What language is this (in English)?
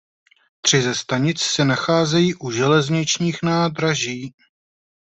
Czech